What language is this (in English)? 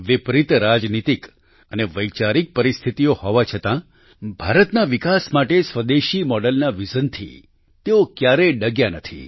Gujarati